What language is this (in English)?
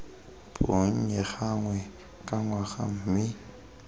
Tswana